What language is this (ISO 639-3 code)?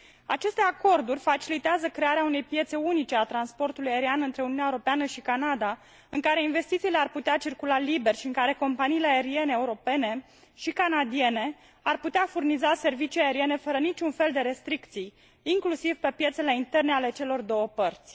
ron